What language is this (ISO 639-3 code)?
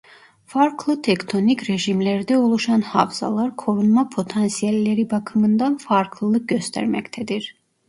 tur